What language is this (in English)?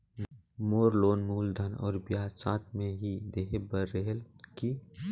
Chhattisgarhi